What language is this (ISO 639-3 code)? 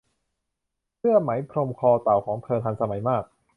tha